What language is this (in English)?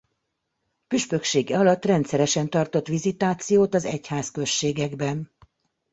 Hungarian